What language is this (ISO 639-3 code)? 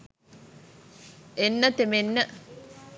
sin